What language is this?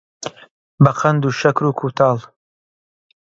Central Kurdish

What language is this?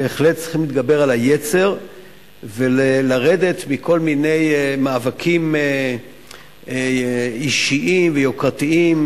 Hebrew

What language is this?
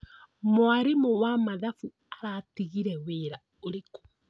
Kikuyu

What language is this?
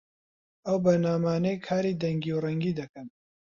Central Kurdish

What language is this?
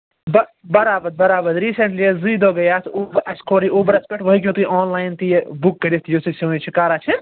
Kashmiri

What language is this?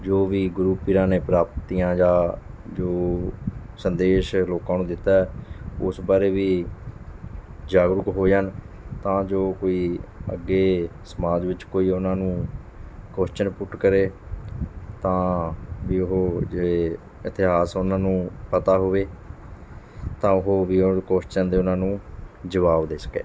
Punjabi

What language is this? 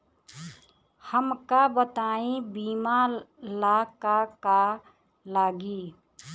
Bhojpuri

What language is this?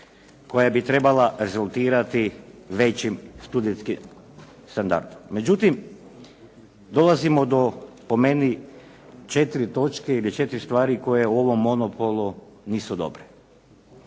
Croatian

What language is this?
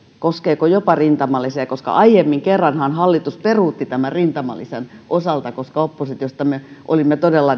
Finnish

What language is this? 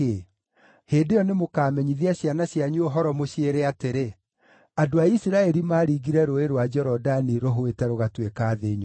Kikuyu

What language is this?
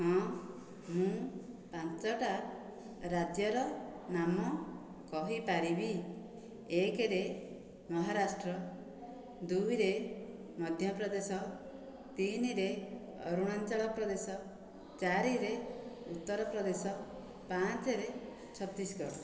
Odia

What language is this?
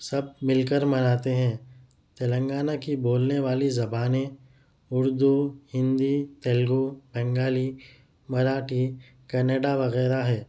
Urdu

